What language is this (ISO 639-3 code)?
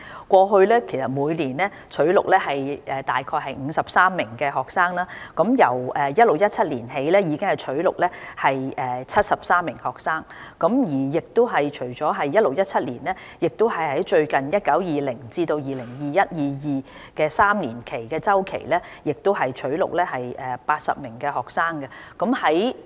yue